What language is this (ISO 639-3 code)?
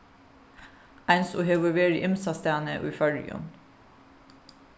fao